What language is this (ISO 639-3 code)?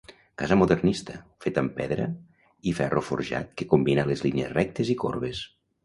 cat